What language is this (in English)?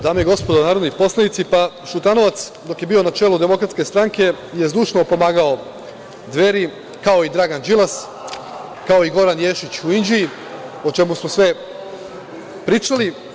Serbian